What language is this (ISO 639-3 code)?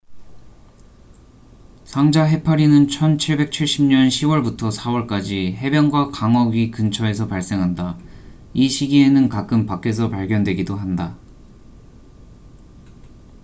kor